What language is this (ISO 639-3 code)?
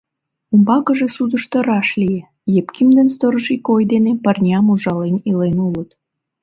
chm